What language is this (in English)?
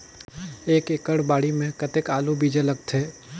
Chhattisgarhi